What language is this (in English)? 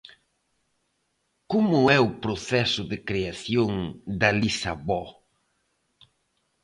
Galician